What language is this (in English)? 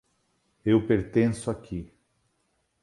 Portuguese